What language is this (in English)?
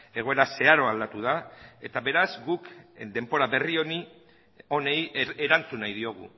Basque